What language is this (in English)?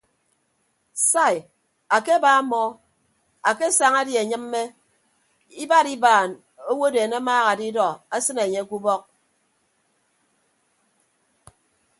Ibibio